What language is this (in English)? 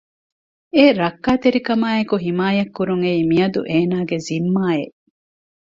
Divehi